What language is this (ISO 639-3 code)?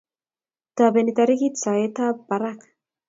kln